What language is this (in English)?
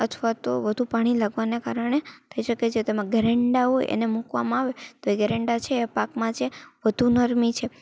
Gujarati